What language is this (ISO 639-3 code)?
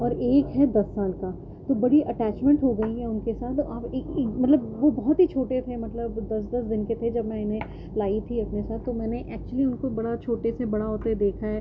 urd